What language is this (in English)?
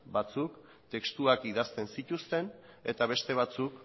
Basque